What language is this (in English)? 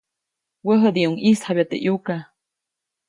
Copainalá Zoque